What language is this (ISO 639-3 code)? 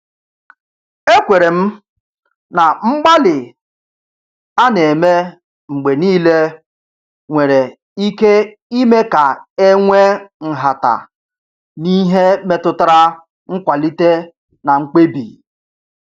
ibo